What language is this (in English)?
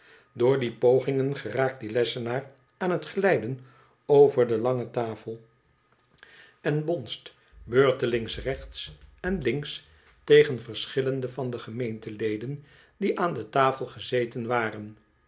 Dutch